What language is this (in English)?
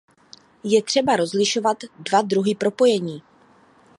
Czech